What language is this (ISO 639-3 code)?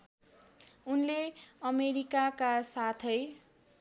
nep